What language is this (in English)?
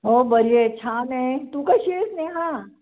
Marathi